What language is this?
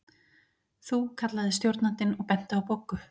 Icelandic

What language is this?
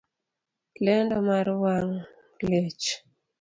Luo (Kenya and Tanzania)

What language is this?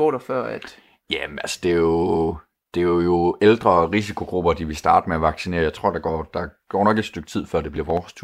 Danish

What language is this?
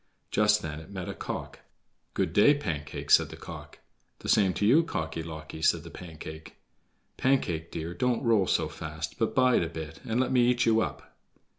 English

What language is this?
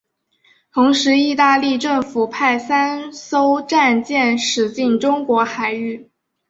Chinese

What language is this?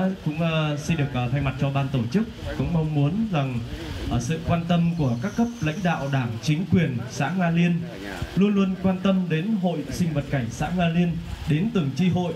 Vietnamese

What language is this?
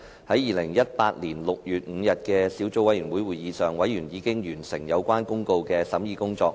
Cantonese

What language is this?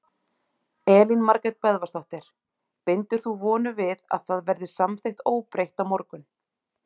Icelandic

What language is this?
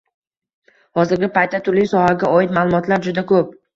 Uzbek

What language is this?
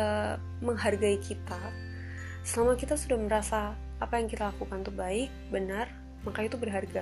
Indonesian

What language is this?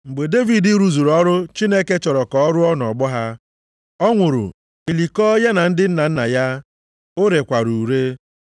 Igbo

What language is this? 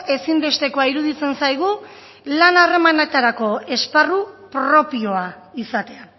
Basque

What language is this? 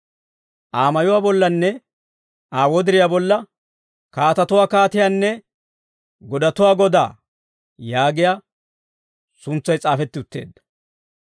Dawro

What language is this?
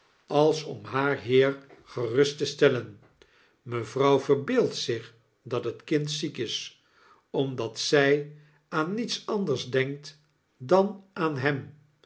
Dutch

